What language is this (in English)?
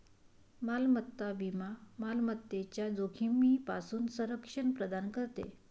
Marathi